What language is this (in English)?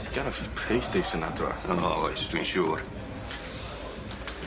Welsh